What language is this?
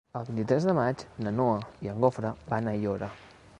Catalan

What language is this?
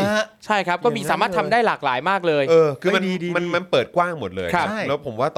Thai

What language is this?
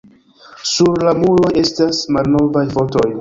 Esperanto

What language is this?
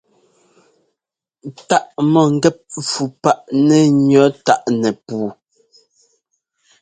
Ngomba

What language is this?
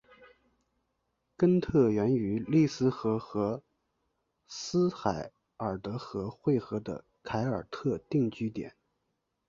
Chinese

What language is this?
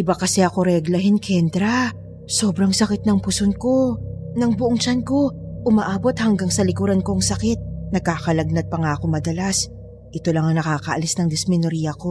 Filipino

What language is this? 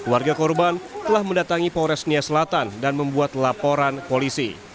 Indonesian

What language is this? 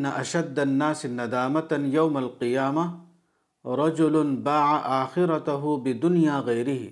Urdu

